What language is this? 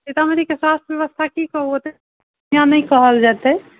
Maithili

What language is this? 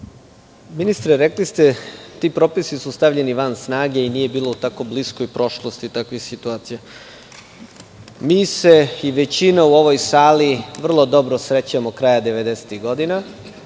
Serbian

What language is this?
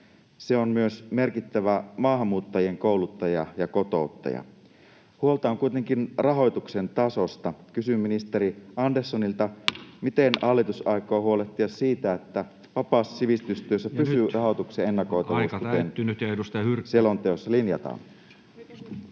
Finnish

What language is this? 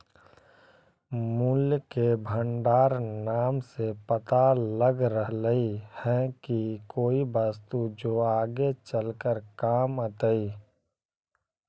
Magahi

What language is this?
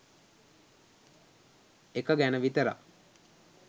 Sinhala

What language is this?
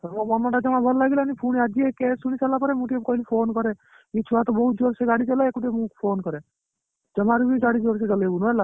Odia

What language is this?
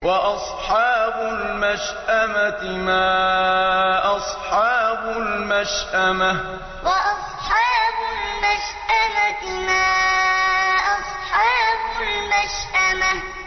Arabic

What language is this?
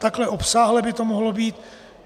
Czech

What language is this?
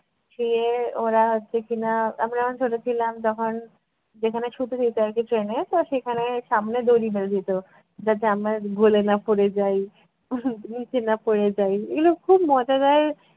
Bangla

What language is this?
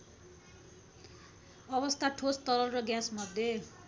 Nepali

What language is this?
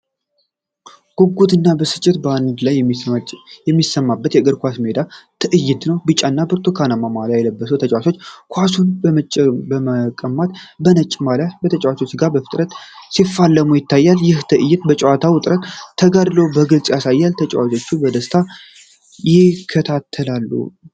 Amharic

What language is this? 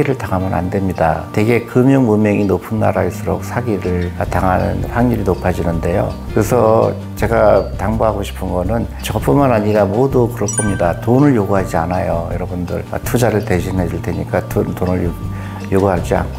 Korean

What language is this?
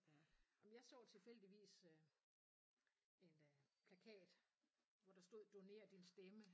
Danish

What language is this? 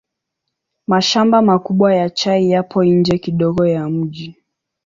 Swahili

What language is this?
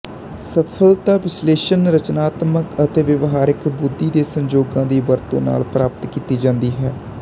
Punjabi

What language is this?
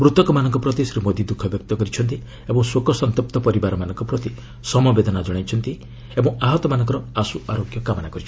Odia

